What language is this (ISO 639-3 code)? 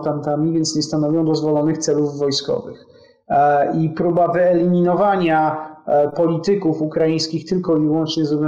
pol